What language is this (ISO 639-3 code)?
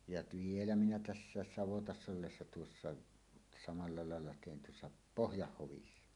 fin